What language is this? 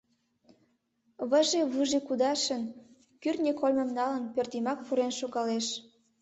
Mari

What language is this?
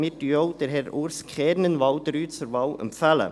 Swiss German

